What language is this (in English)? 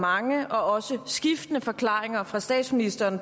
Danish